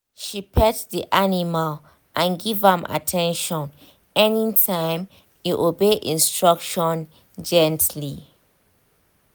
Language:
Nigerian Pidgin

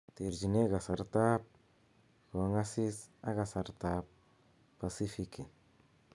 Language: Kalenjin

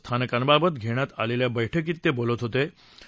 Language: Marathi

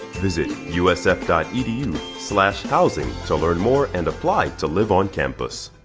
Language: English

